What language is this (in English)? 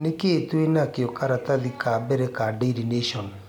Kikuyu